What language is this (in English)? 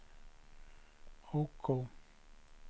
Swedish